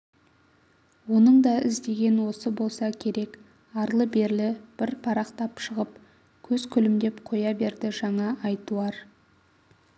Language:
Kazakh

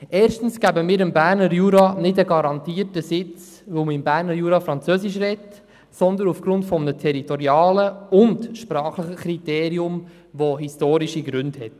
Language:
Swiss German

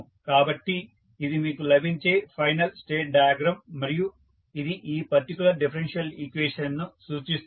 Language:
Telugu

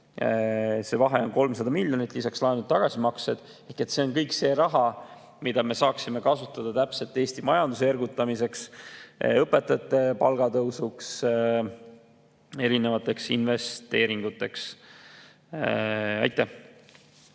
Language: Estonian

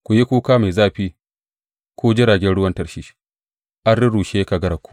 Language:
Hausa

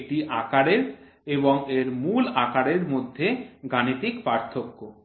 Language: Bangla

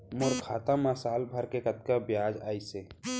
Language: Chhattisgarhi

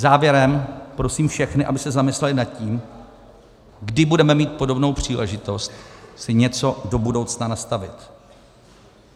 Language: Czech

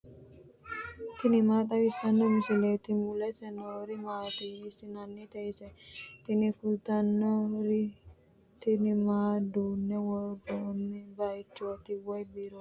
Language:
Sidamo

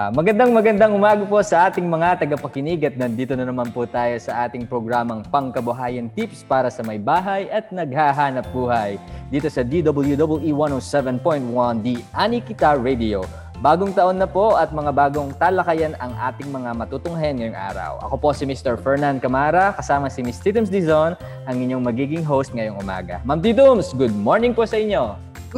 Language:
Filipino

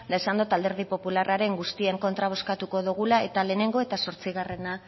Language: Basque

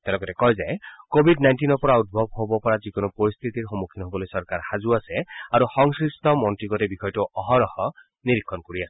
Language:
Assamese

